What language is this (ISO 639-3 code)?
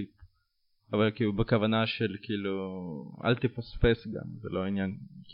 heb